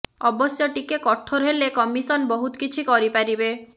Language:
Odia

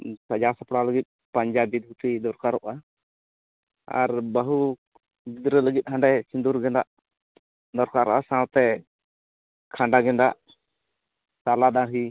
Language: Santali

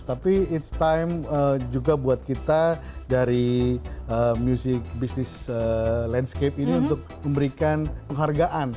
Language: Indonesian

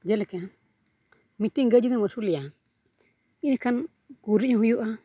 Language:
Santali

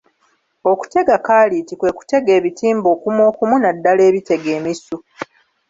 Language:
Ganda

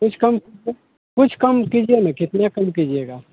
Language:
Hindi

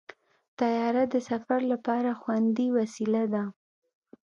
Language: Pashto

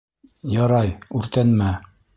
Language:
Bashkir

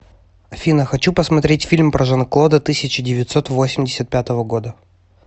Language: Russian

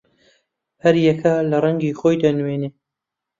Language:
Central Kurdish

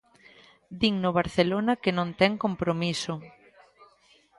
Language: Galician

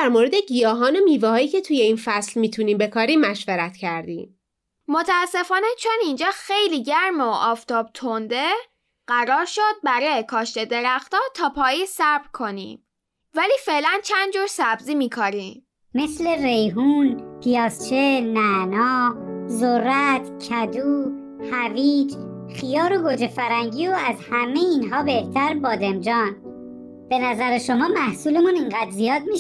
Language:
Persian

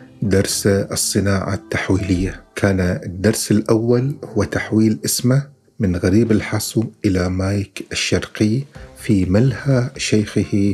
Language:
Arabic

